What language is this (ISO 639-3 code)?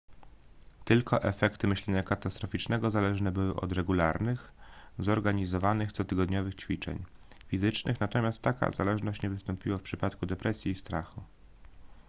pol